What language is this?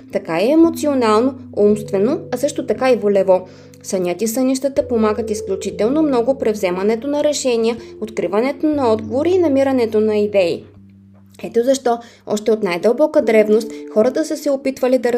Bulgarian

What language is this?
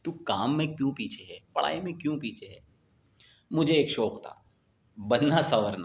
Urdu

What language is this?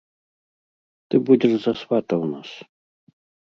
Belarusian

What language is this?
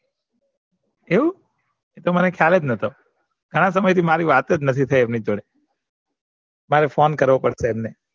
Gujarati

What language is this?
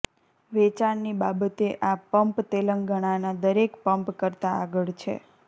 Gujarati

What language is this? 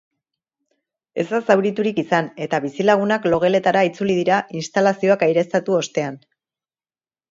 Basque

